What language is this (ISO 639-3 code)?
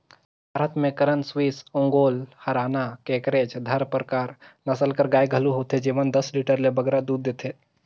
hne